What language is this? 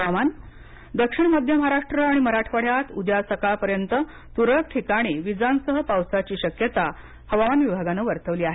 Marathi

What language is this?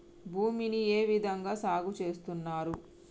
Telugu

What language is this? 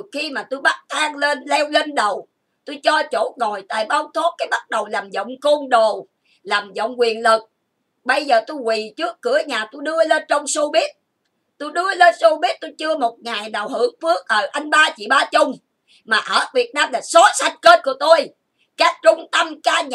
Vietnamese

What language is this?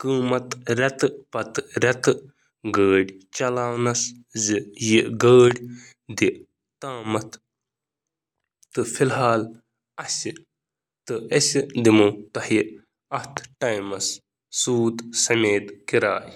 Kashmiri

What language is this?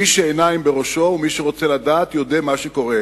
Hebrew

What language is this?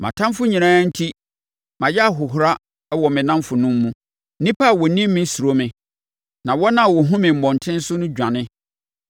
Akan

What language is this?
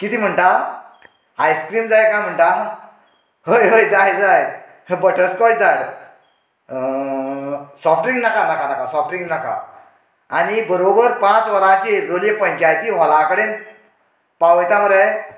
Konkani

